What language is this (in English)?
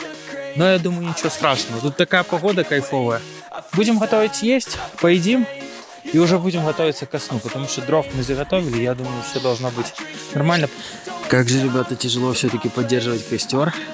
Russian